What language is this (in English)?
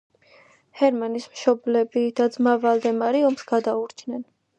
Georgian